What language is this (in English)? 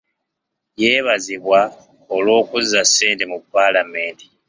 Ganda